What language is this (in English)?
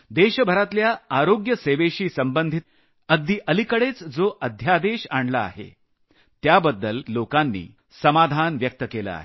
Marathi